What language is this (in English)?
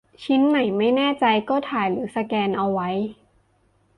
Thai